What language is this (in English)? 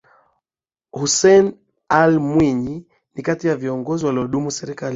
Swahili